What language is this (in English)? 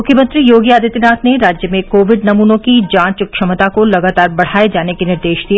Hindi